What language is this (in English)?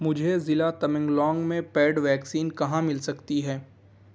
Urdu